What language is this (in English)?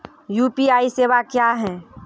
Maithili